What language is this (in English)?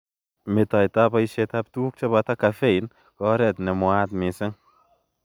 Kalenjin